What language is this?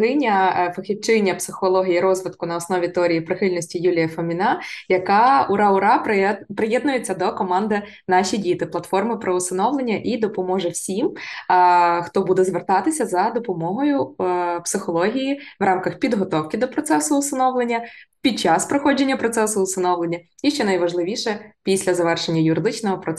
Ukrainian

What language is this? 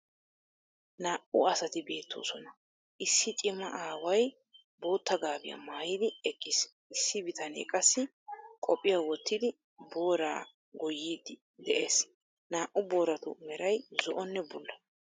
Wolaytta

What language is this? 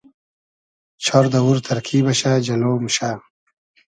Hazaragi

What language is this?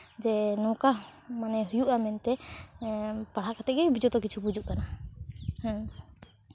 Santali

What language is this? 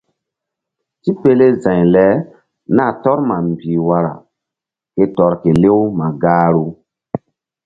Mbum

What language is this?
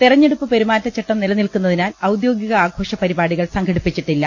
Malayalam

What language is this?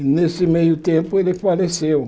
Portuguese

